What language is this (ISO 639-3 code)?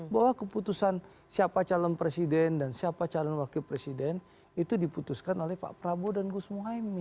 ind